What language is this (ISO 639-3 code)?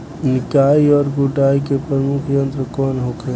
bho